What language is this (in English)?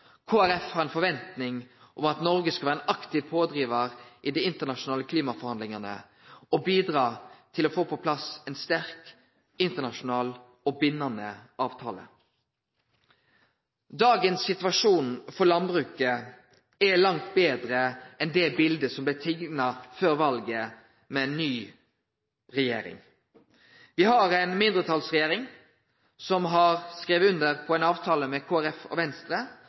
Norwegian Nynorsk